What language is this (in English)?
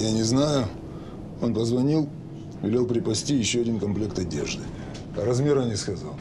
Russian